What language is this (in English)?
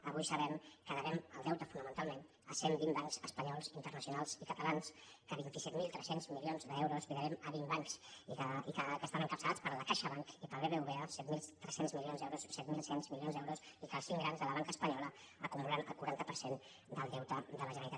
Catalan